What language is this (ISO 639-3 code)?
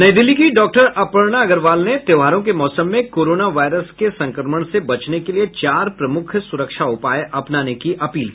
hin